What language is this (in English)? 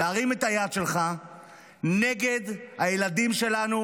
Hebrew